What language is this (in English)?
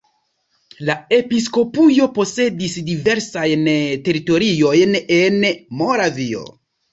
Esperanto